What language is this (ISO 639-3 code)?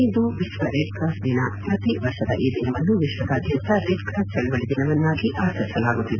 kan